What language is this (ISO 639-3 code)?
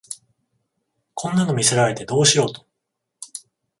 jpn